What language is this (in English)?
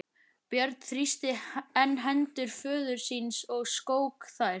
Icelandic